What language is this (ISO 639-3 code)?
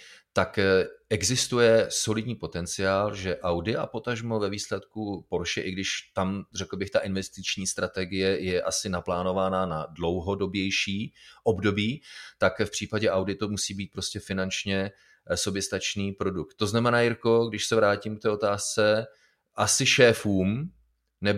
ces